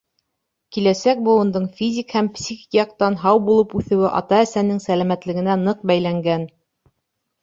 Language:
Bashkir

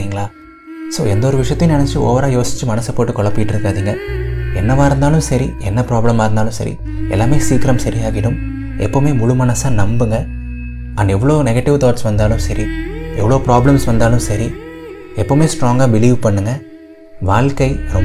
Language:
Tamil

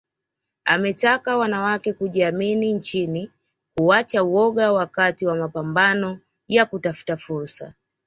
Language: Swahili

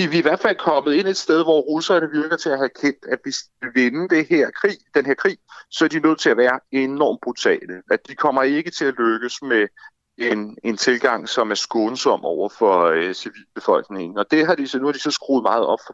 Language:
Danish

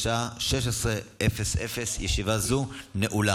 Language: Hebrew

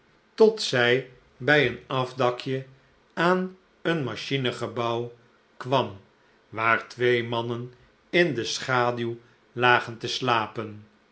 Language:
Dutch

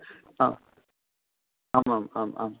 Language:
Sanskrit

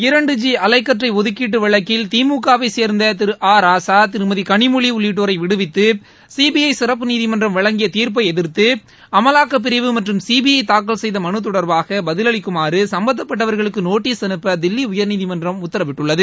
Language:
Tamil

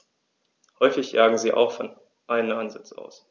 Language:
German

